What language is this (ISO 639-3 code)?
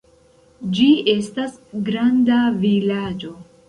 epo